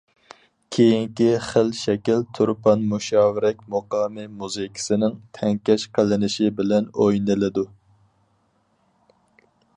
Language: Uyghur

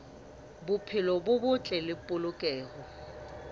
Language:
Southern Sotho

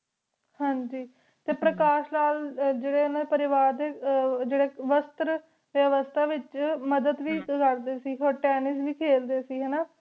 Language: Punjabi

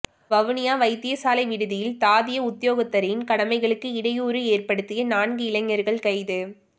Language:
Tamil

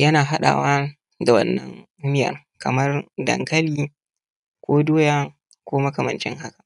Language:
Hausa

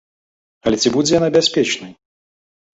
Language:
Belarusian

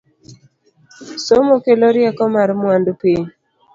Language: Luo (Kenya and Tanzania)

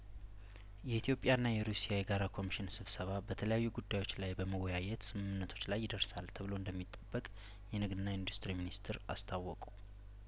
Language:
Amharic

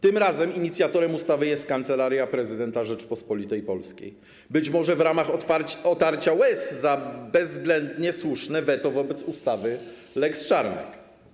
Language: Polish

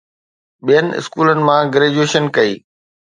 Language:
Sindhi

